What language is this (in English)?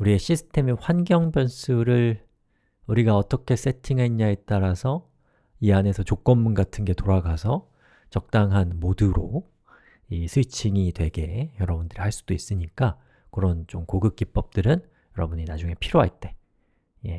Korean